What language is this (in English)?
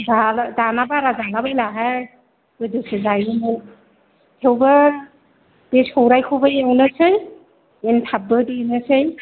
Bodo